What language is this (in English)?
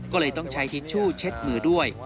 Thai